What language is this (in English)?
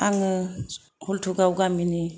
Bodo